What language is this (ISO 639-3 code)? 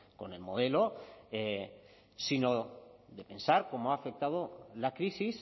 spa